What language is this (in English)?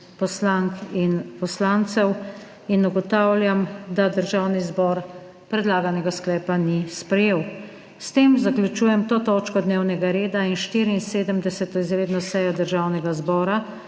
Slovenian